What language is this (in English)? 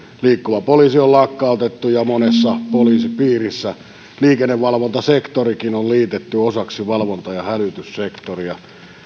Finnish